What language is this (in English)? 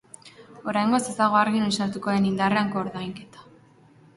Basque